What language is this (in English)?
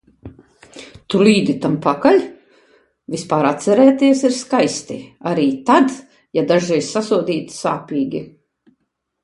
Latvian